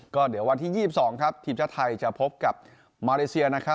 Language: Thai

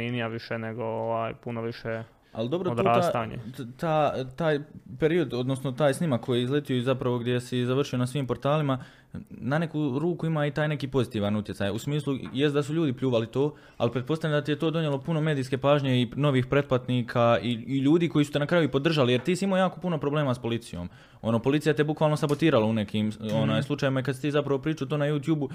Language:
Croatian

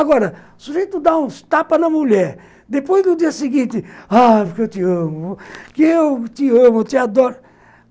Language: Portuguese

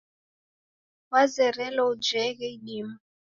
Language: Taita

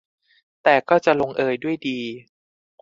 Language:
Thai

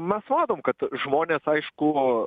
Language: Lithuanian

